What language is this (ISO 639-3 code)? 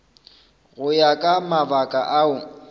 nso